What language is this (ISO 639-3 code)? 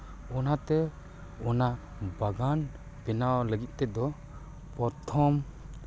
sat